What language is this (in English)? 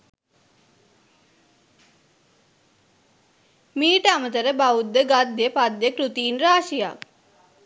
Sinhala